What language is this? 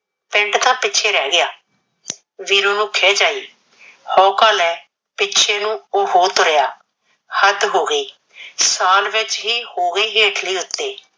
Punjabi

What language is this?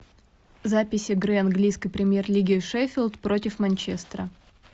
Russian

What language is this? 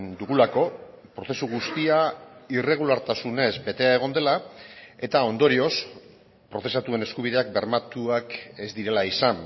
Basque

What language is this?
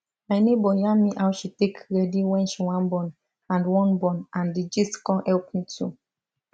Nigerian Pidgin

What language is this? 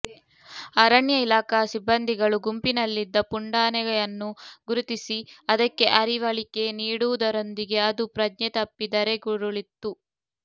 Kannada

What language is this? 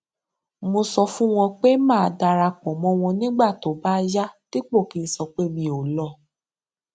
Yoruba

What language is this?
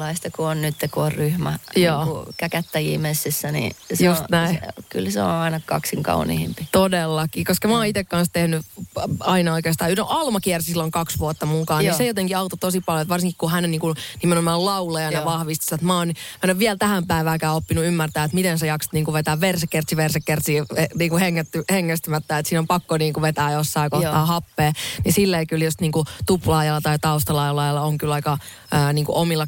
Finnish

